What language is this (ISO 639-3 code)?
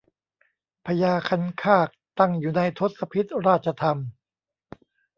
tha